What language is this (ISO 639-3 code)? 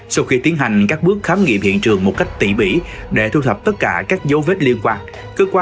vie